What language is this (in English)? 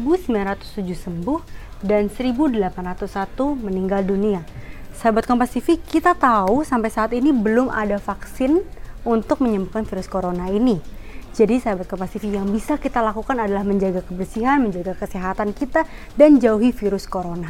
Indonesian